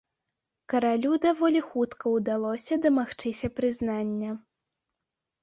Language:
Belarusian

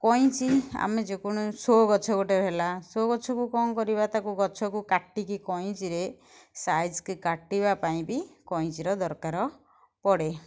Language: Odia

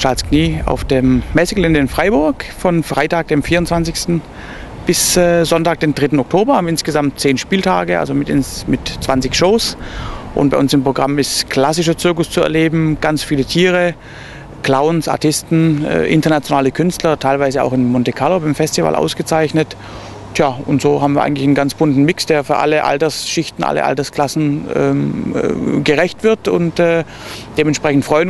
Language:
German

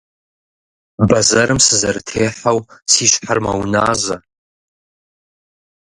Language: Kabardian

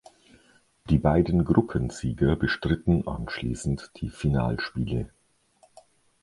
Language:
German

